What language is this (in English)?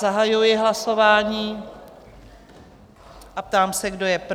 Czech